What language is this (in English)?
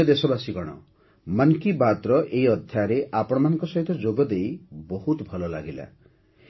Odia